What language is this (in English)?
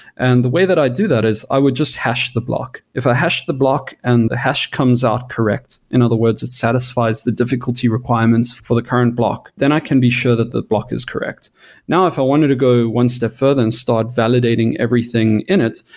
English